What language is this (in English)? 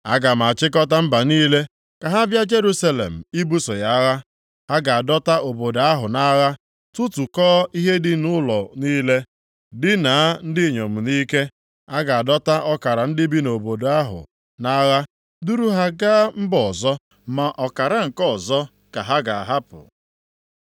Igbo